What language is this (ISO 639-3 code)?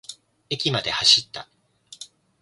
jpn